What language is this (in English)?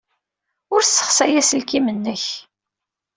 Kabyle